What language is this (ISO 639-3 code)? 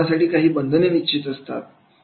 mar